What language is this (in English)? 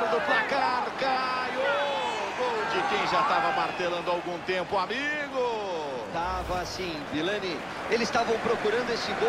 Portuguese